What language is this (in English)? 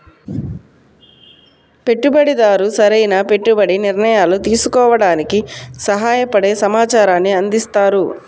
Telugu